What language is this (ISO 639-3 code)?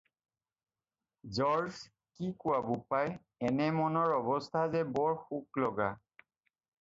asm